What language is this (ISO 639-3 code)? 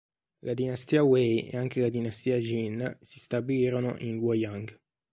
ita